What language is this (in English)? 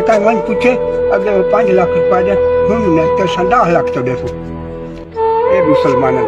Romanian